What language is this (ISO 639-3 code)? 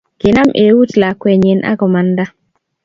kln